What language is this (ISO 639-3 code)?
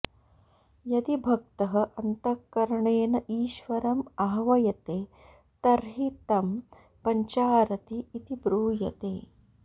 san